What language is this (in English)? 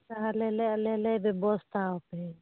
Santali